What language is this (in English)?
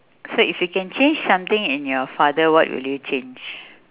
English